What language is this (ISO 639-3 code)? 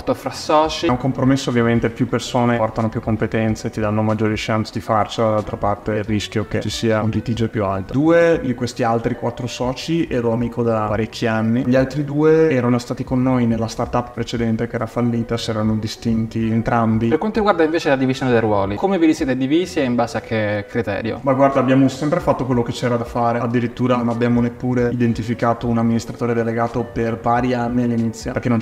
ita